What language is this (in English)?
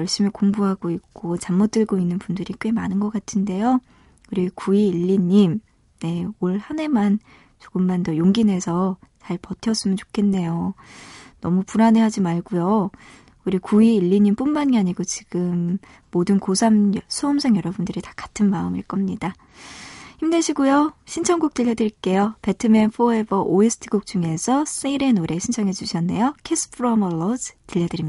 Korean